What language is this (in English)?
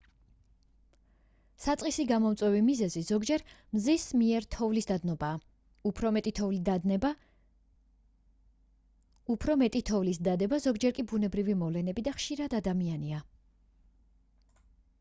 Georgian